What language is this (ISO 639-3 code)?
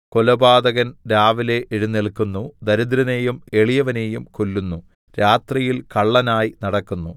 mal